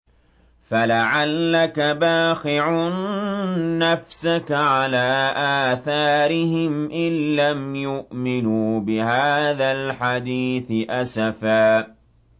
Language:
Arabic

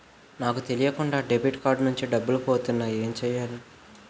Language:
Telugu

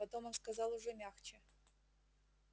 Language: Russian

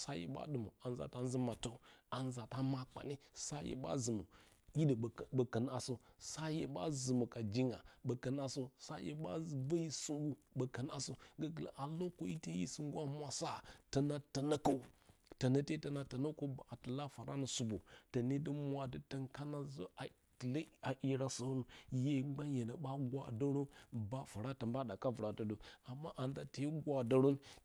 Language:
Bacama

